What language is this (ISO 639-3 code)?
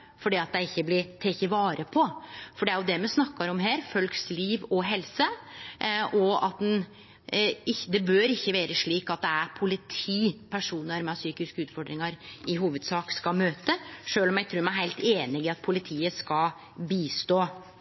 nno